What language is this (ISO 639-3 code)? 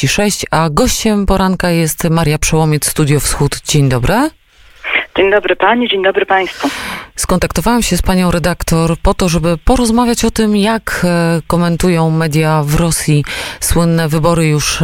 pol